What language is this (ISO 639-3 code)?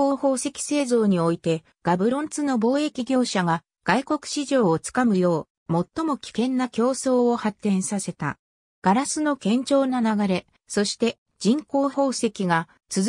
jpn